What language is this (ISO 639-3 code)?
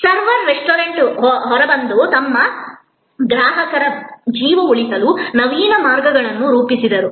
kan